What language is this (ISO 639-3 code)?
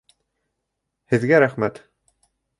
bak